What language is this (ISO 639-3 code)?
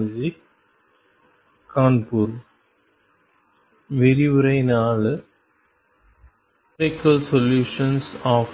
tam